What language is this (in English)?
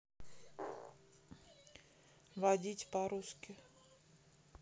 Russian